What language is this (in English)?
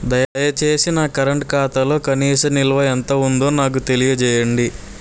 Telugu